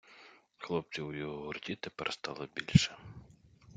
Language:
Ukrainian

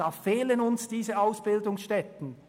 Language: Swiss German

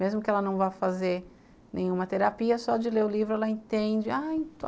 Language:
Portuguese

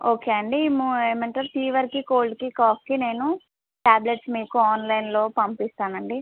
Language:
Telugu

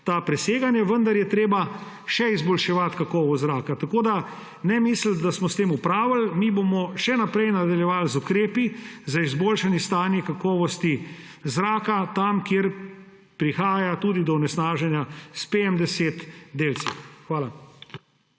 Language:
Slovenian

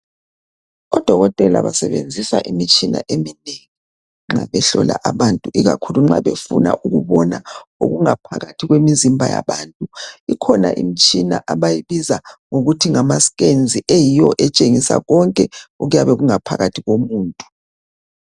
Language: North Ndebele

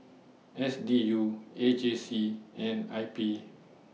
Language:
English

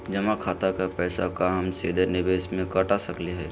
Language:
Magahi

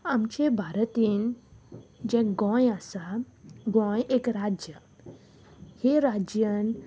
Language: Konkani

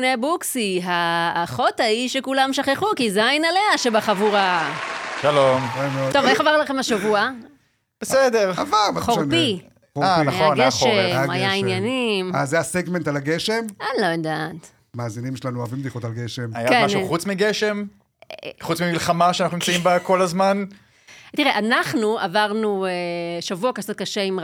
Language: Hebrew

